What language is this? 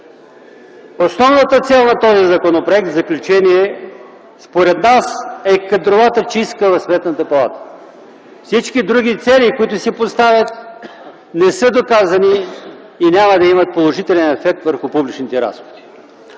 Bulgarian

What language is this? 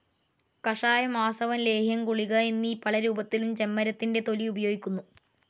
Malayalam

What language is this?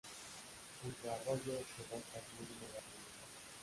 Spanish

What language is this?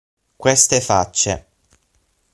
Italian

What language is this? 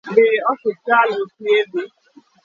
Luo (Kenya and Tanzania)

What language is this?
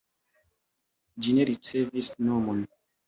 Esperanto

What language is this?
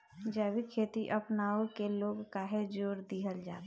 Bhojpuri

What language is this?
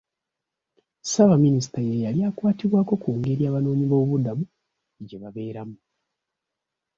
Ganda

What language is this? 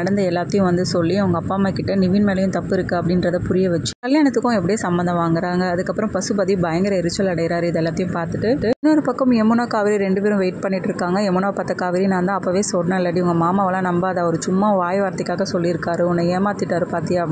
Tamil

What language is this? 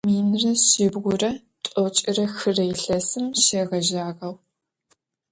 Adyghe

